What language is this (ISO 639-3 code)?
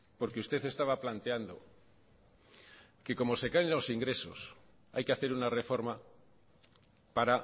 spa